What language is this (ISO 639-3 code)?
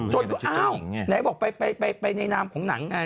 tha